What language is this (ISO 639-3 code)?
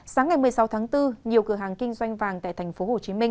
vie